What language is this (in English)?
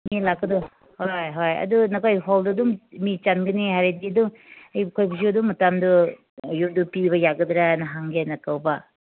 Manipuri